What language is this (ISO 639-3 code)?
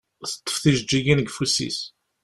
kab